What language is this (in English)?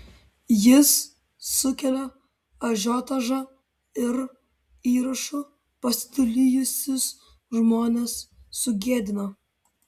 Lithuanian